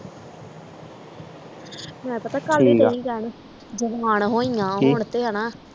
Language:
Punjabi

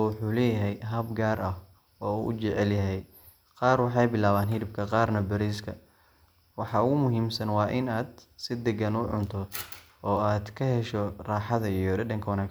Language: Somali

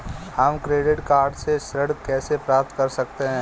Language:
Hindi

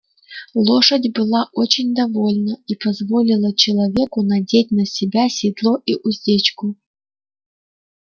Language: Russian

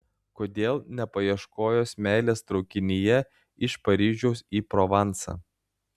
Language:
Lithuanian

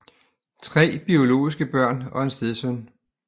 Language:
Danish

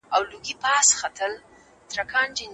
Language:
Pashto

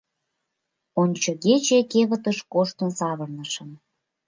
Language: Mari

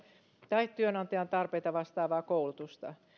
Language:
Finnish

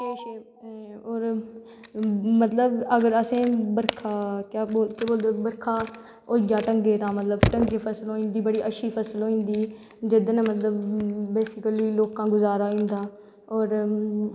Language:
Dogri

